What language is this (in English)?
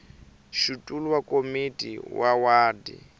Tsonga